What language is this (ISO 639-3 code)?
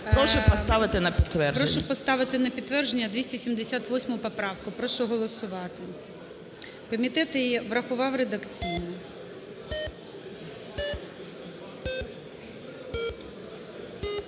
ukr